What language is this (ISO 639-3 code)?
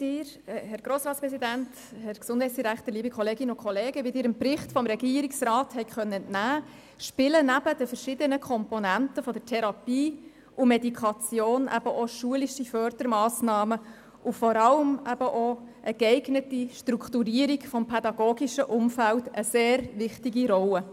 gsw